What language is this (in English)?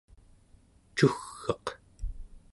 Central Yupik